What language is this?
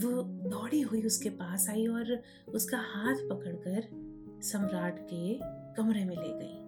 Hindi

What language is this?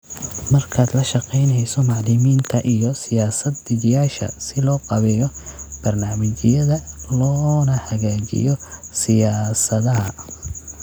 Somali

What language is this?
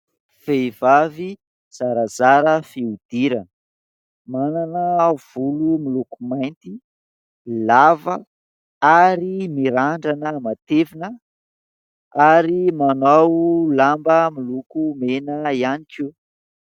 Malagasy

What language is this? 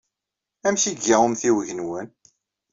Kabyle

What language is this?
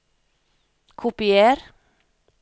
Norwegian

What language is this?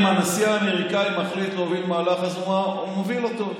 Hebrew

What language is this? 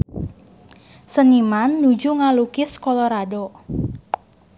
Sundanese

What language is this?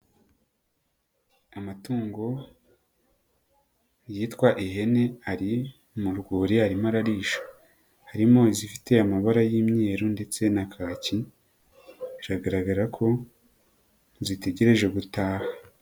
Kinyarwanda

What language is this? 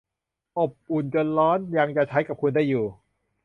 Thai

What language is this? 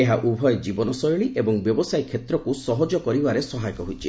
Odia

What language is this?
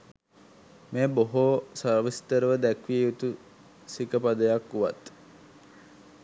Sinhala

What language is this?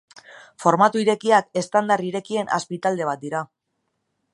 Basque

